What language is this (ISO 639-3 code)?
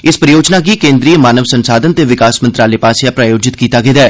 doi